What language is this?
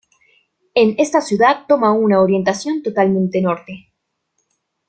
Spanish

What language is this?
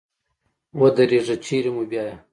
Pashto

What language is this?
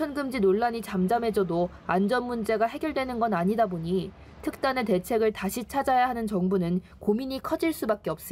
Korean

